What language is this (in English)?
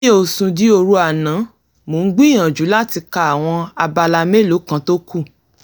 Yoruba